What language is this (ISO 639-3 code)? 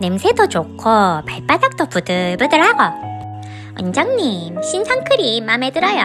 kor